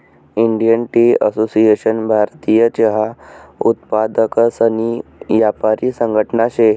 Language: Marathi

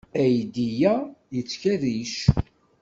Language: Kabyle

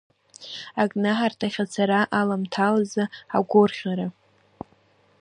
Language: Abkhazian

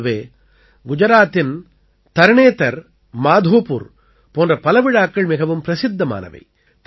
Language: Tamil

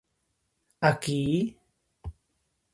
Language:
Galician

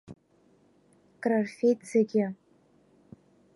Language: Abkhazian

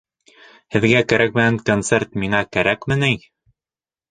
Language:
Bashkir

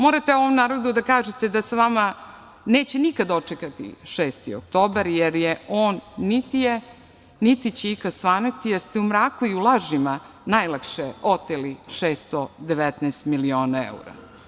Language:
Serbian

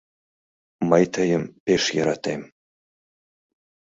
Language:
Mari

